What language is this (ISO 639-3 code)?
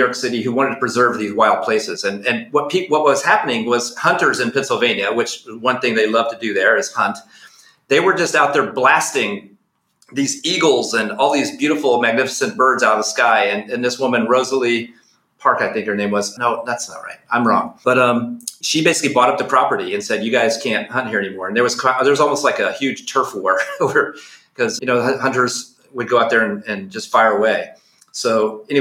eng